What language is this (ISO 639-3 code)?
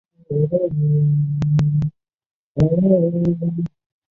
zho